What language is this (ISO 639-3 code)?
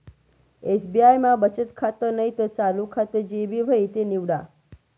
mar